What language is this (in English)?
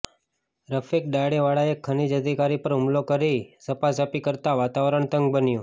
Gujarati